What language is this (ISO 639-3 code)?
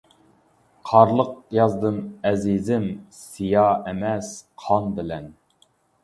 uig